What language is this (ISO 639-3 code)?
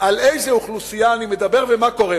heb